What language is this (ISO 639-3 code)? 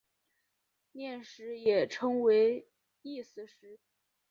zho